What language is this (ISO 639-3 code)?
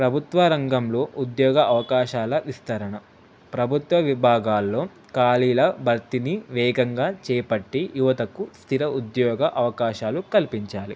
tel